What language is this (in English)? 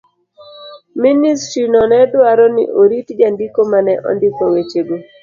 Luo (Kenya and Tanzania)